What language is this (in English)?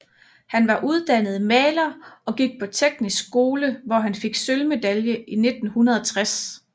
Danish